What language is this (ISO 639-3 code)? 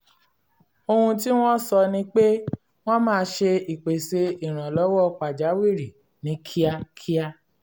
yor